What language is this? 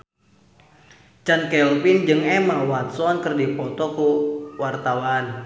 Sundanese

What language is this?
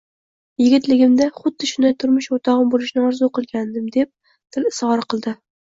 Uzbek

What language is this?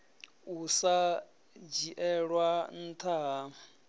Venda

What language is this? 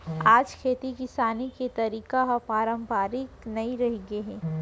Chhattisgarhi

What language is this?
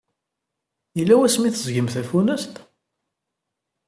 Kabyle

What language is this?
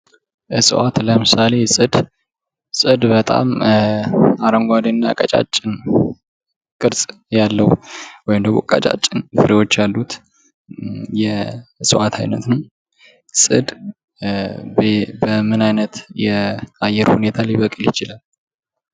Amharic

